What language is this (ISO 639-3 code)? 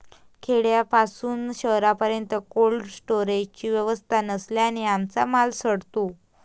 mar